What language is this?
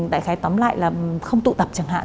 Vietnamese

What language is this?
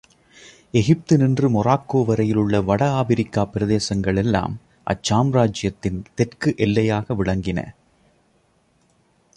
Tamil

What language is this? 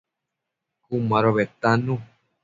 Matsés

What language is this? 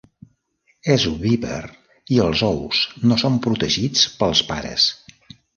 Catalan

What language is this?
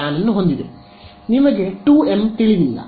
Kannada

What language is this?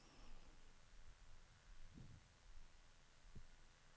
Norwegian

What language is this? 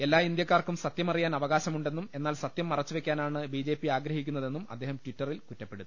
Malayalam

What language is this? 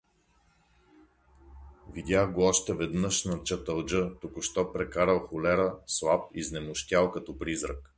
Bulgarian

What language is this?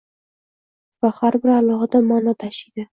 Uzbek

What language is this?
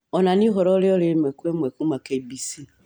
Kikuyu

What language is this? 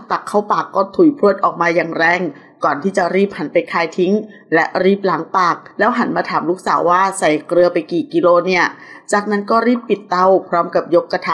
Thai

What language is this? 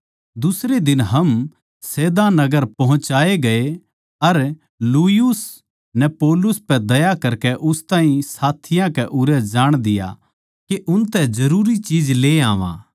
Haryanvi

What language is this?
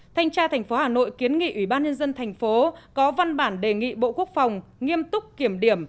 Vietnamese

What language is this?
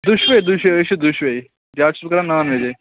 Kashmiri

